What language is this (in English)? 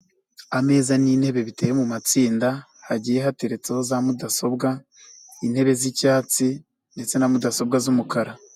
Kinyarwanda